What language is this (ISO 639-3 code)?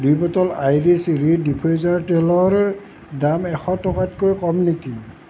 asm